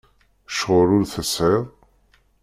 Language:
Kabyle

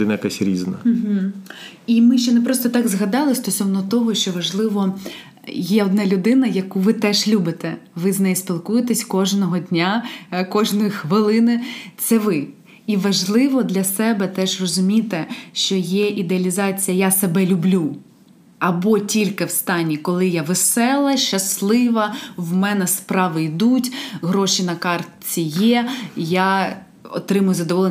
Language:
Ukrainian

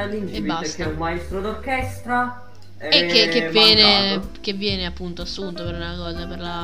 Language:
Italian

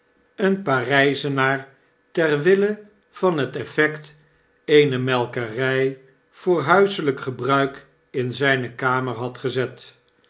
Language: Dutch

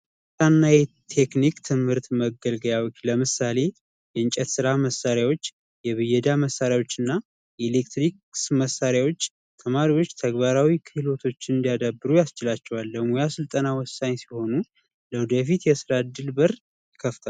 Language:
Amharic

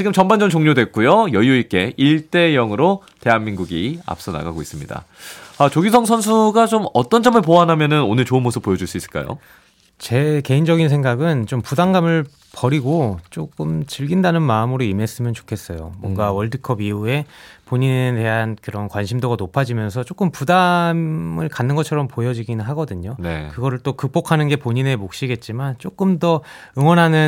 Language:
Korean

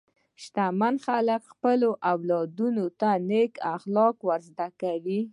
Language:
Pashto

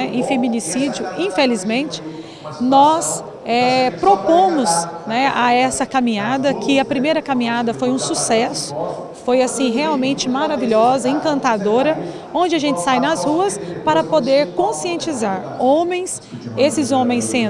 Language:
Portuguese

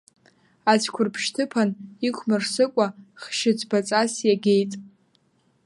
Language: Abkhazian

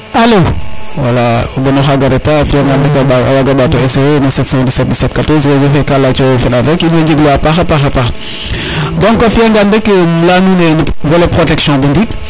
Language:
Serer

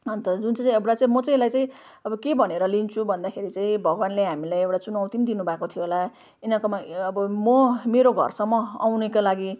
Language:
Nepali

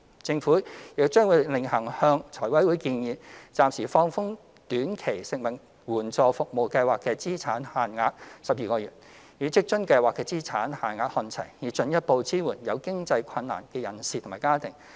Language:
Cantonese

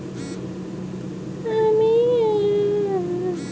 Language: Bangla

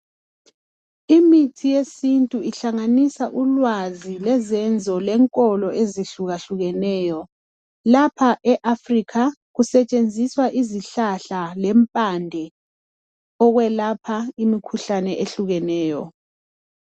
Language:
North Ndebele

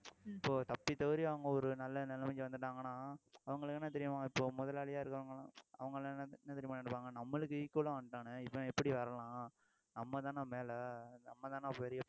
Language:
Tamil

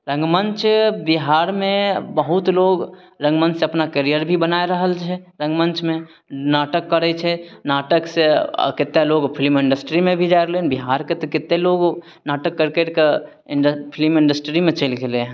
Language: Maithili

